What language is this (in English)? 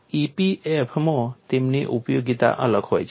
Gujarati